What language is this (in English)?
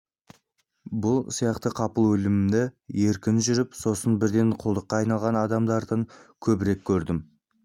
Kazakh